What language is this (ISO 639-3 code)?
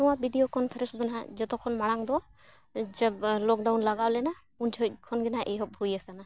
sat